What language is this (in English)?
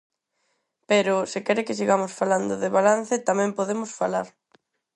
Galician